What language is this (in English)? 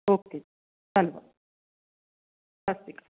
Punjabi